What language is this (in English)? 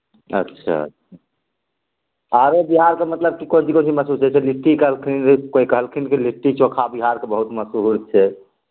Maithili